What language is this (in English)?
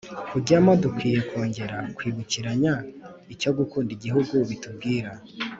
Kinyarwanda